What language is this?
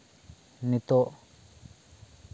Santali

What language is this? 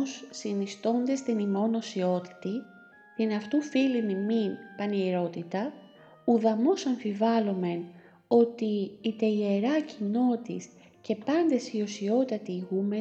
Greek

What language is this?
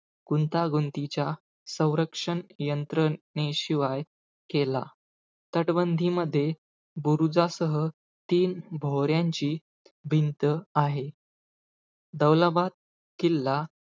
Marathi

